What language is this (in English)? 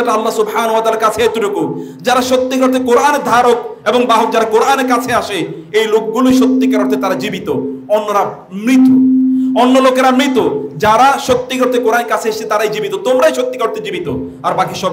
Arabic